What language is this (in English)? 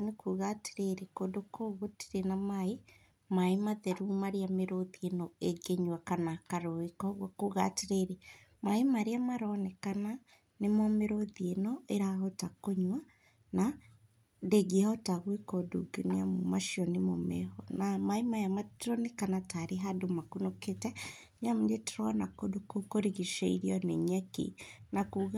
Kikuyu